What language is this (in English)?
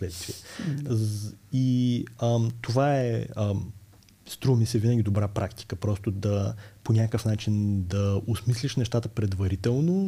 Bulgarian